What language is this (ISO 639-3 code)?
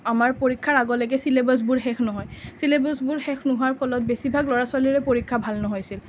asm